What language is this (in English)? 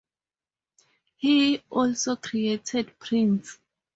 English